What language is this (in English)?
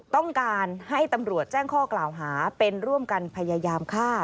Thai